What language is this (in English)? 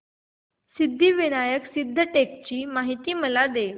Marathi